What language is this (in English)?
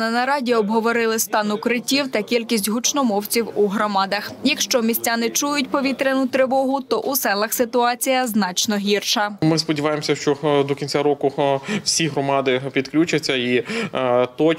Ukrainian